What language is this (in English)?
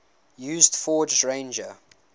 English